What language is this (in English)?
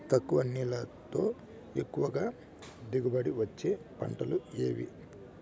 Telugu